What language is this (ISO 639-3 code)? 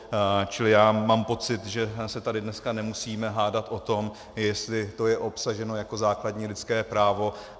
ces